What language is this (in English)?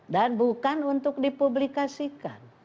Indonesian